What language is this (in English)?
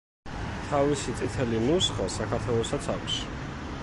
Georgian